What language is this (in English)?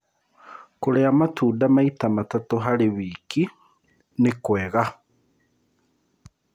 Kikuyu